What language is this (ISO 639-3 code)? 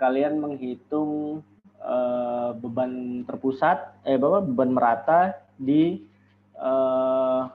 ind